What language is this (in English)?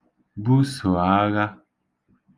Igbo